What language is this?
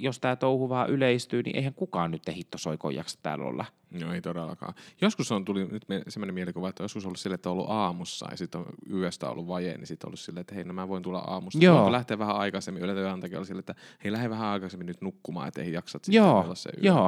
Finnish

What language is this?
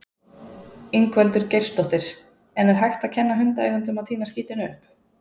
Icelandic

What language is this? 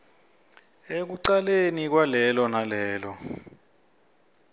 Swati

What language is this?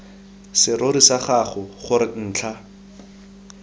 Tswana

